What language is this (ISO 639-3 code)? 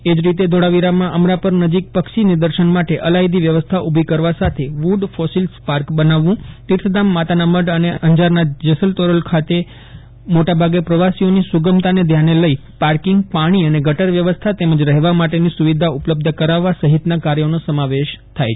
guj